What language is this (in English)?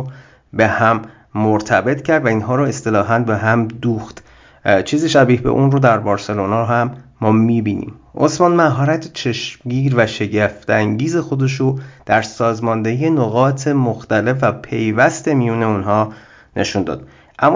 Persian